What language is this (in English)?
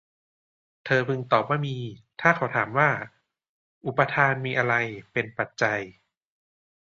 Thai